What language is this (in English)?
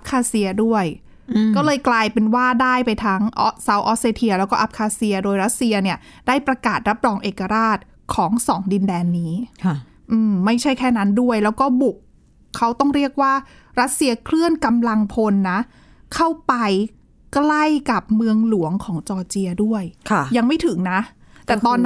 Thai